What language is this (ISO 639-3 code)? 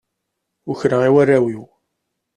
kab